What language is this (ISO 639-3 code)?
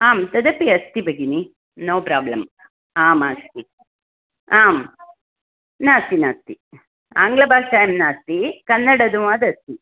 san